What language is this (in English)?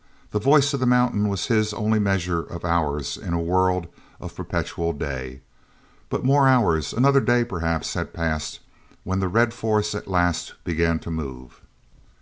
English